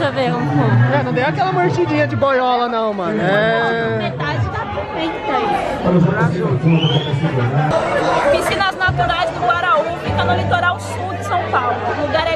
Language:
Portuguese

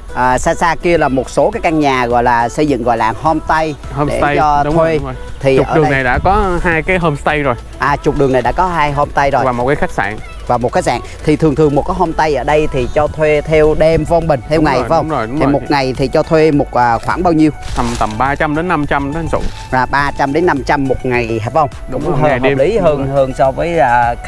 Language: Vietnamese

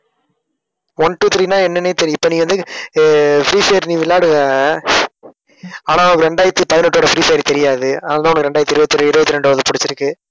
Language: Tamil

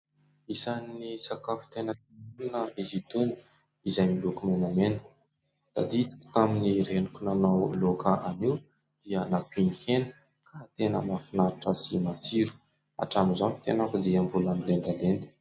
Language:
Malagasy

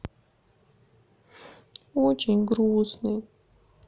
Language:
Russian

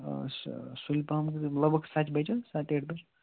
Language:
Kashmiri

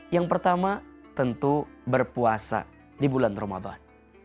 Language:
Indonesian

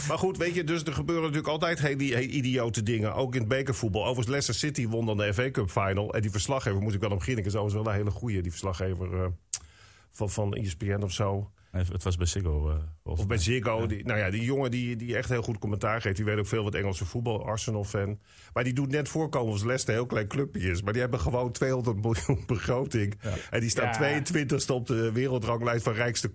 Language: Dutch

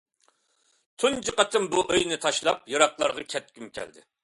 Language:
Uyghur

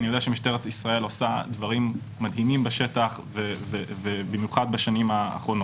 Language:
Hebrew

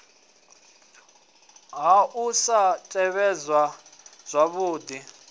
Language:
Venda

